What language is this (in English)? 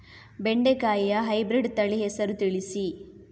Kannada